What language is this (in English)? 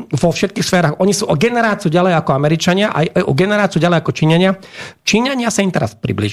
Slovak